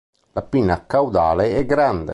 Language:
Italian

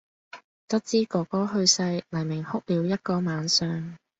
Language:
Cantonese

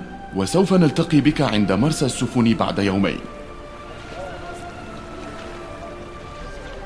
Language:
Arabic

